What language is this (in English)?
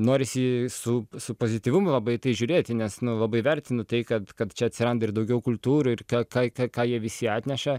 Lithuanian